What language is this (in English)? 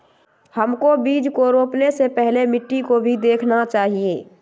Magahi